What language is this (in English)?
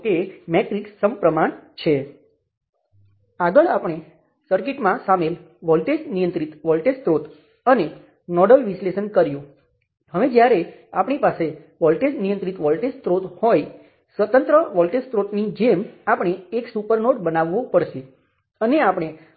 Gujarati